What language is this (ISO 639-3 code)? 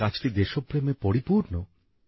ben